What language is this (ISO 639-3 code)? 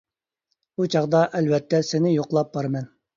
uig